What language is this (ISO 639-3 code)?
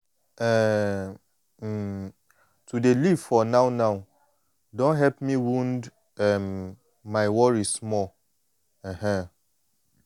pcm